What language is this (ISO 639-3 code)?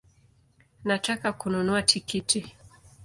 swa